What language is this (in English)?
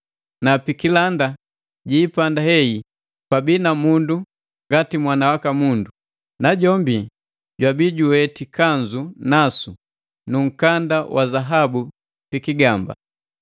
Matengo